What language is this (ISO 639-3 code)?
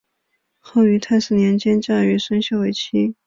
zho